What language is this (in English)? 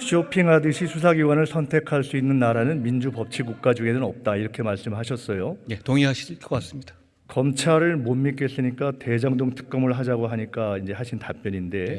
Korean